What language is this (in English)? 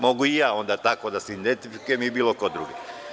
Serbian